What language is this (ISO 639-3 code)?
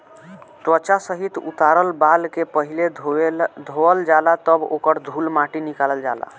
bho